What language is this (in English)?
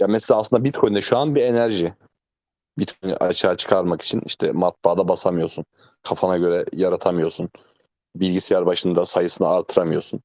Turkish